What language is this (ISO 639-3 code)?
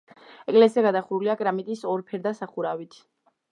kat